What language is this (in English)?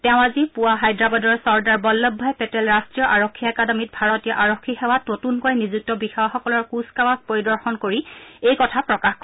Assamese